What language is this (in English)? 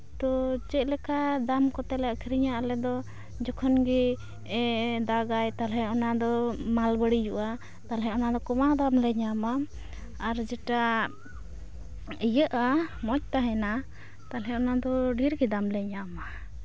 Santali